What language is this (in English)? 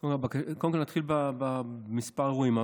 Hebrew